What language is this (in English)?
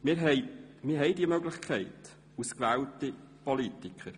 Swiss German